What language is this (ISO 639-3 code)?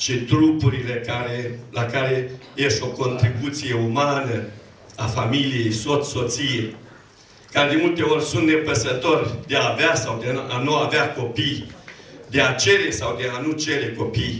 ron